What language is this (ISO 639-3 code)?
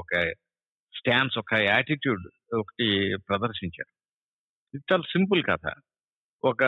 tel